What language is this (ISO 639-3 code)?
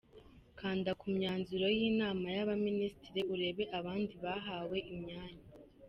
kin